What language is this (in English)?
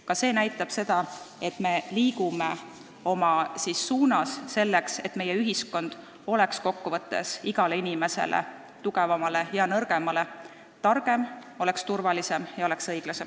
Estonian